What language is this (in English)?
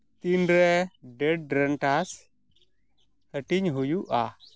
Santali